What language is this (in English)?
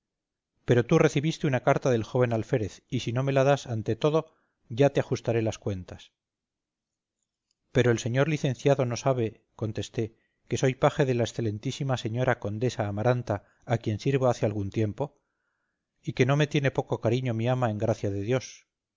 Spanish